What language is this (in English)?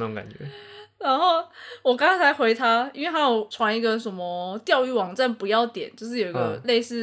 Chinese